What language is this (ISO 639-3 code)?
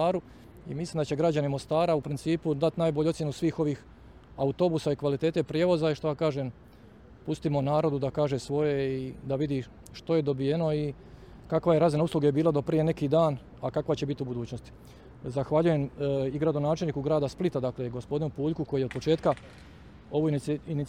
hrv